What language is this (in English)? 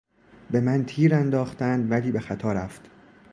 Persian